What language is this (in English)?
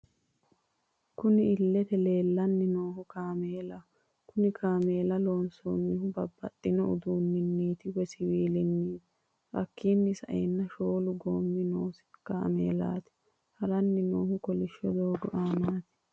Sidamo